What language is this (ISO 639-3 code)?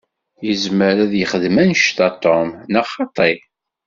kab